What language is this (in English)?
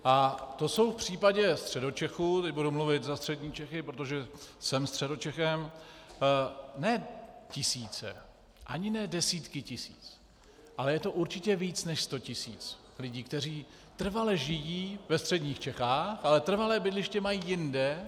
Czech